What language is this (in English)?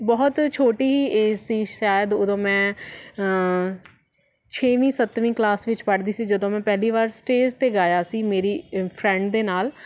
Punjabi